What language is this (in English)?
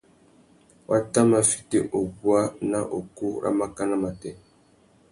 Tuki